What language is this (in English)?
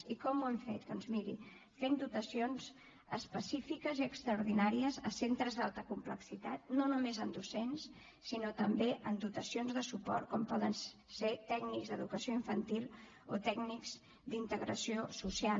Catalan